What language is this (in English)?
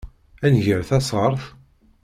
Kabyle